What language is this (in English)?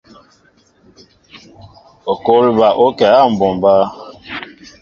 Mbo (Cameroon)